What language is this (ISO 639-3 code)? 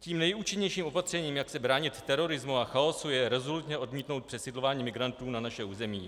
ces